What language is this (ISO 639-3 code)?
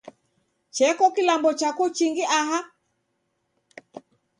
dav